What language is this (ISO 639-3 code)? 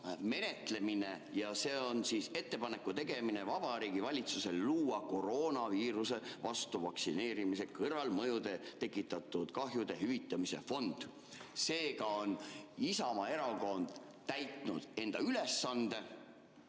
est